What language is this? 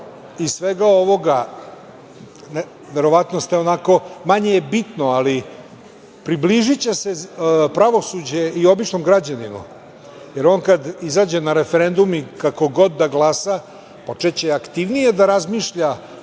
Serbian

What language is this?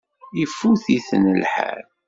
Kabyle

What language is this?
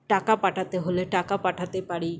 Bangla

